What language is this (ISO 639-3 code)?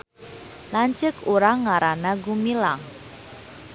sun